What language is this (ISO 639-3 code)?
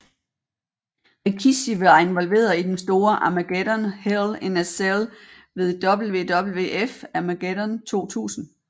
dan